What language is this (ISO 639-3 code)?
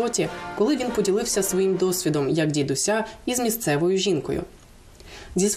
ukr